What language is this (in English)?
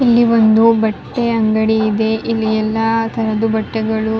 Kannada